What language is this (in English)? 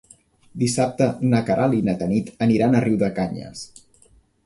Catalan